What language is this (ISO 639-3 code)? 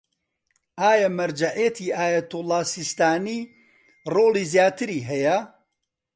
ckb